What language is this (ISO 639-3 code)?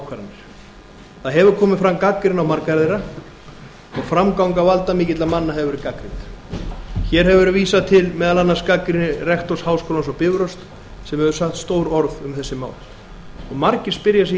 isl